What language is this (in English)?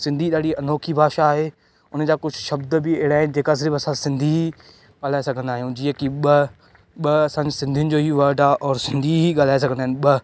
Sindhi